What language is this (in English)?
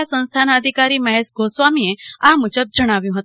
Gujarati